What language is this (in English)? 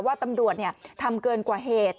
Thai